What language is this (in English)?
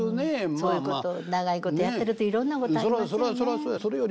Japanese